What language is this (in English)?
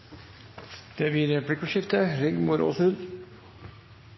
Norwegian Bokmål